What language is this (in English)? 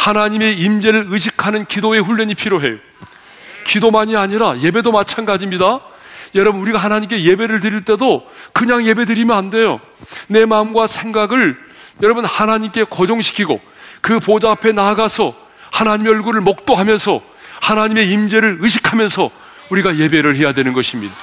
Korean